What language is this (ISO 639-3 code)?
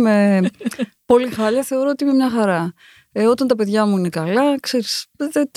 ell